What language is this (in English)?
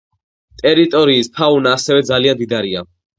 Georgian